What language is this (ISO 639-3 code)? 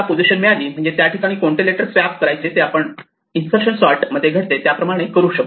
mar